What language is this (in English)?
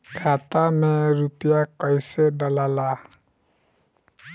Bhojpuri